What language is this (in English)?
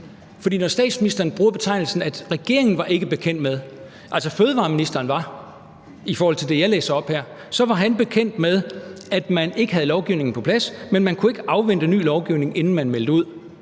Danish